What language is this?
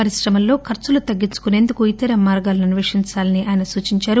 Telugu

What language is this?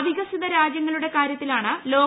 Malayalam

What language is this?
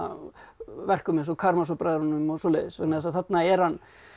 Icelandic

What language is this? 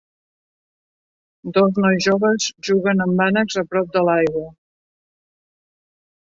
Catalan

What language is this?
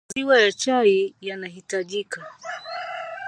Swahili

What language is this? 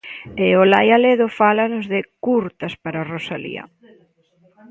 Galician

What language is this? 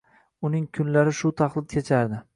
Uzbek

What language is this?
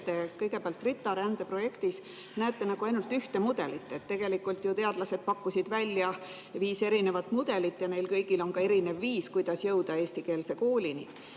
Estonian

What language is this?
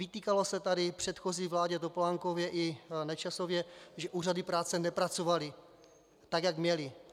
Czech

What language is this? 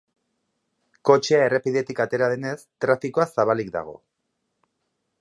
Basque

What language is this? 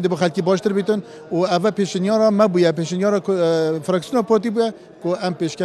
Arabic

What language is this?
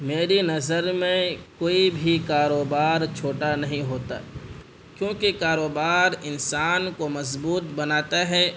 Urdu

